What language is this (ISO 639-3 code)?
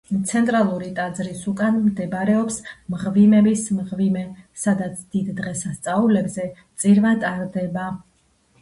kat